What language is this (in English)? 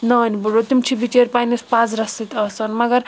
Kashmiri